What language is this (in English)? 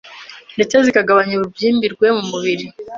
Kinyarwanda